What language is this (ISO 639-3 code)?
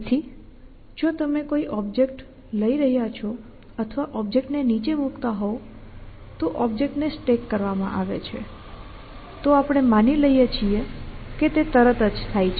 guj